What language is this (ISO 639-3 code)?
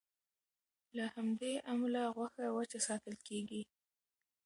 pus